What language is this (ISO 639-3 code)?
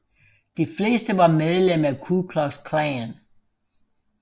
dan